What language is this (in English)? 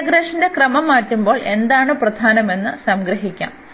Malayalam